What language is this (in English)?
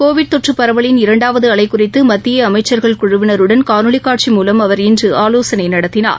Tamil